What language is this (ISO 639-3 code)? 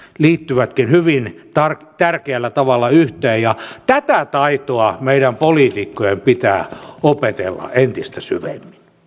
fin